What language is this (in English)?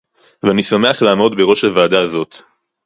Hebrew